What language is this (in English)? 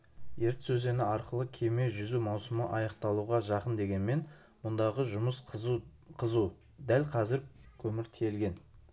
Kazakh